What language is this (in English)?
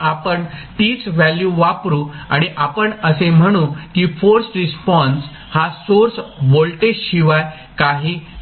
Marathi